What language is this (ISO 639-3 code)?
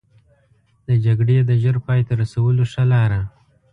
pus